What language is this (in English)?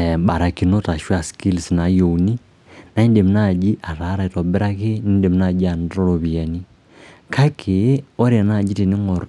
Masai